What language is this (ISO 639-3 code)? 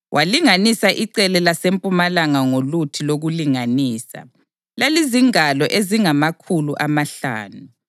nde